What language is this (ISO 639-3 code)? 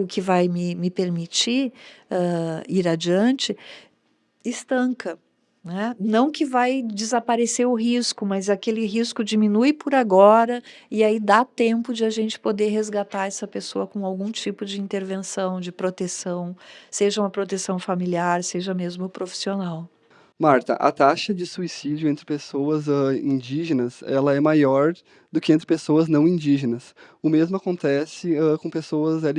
por